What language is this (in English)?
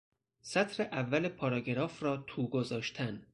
Persian